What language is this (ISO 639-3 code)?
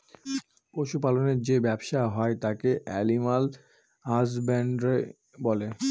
ben